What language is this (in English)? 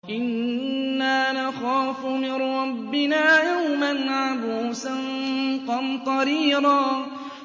Arabic